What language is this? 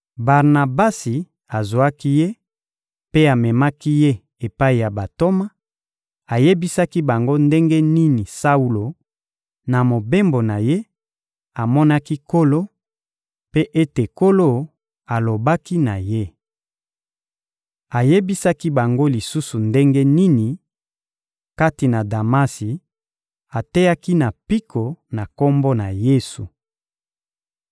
Lingala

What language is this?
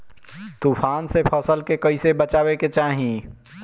Bhojpuri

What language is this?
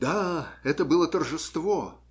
Russian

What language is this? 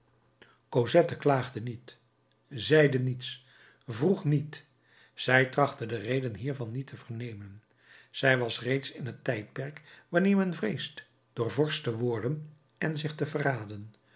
Dutch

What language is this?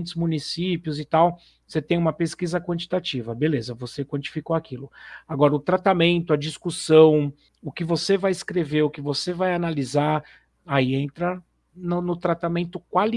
Portuguese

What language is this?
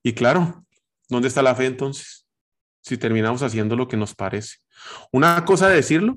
Spanish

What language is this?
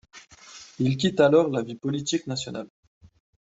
French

